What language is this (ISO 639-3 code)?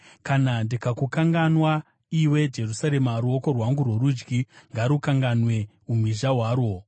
sna